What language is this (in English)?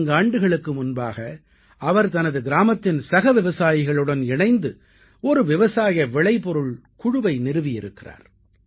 Tamil